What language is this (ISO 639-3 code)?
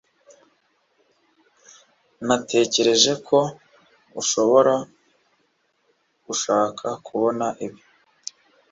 kin